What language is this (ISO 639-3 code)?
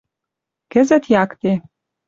mrj